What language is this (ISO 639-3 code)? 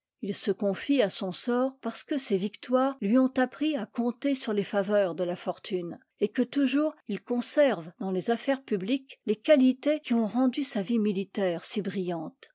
fra